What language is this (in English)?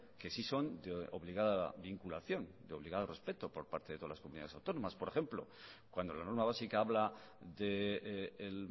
Spanish